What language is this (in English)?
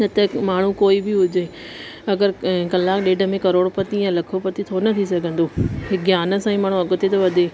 Sindhi